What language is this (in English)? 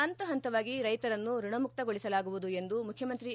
Kannada